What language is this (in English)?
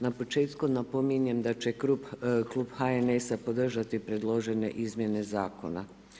Croatian